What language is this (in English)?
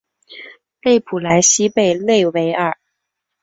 Chinese